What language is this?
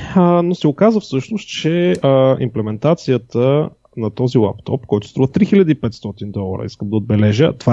Bulgarian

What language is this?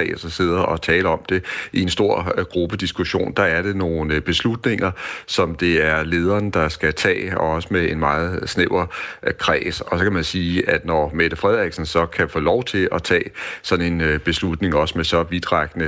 Danish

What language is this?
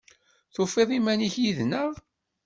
Kabyle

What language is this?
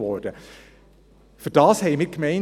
Swiss German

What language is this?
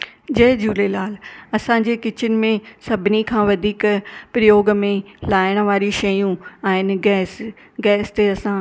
Sindhi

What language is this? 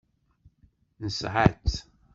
Kabyle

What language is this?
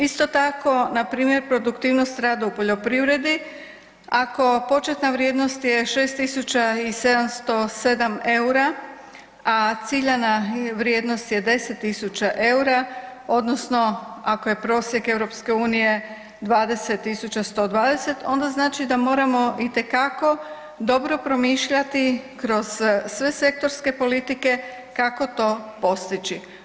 Croatian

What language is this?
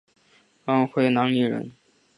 Chinese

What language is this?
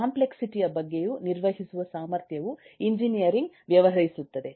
Kannada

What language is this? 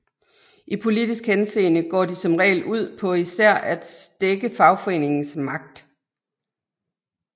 Danish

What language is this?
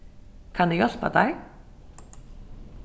Faroese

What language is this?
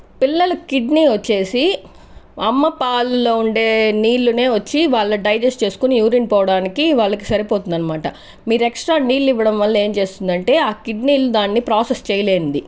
Telugu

